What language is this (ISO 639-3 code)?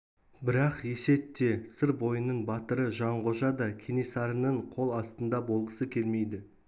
kaz